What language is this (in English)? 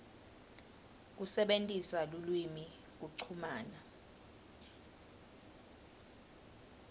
Swati